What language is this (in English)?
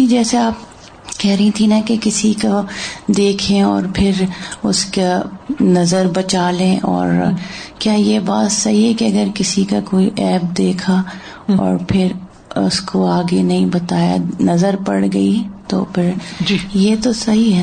Urdu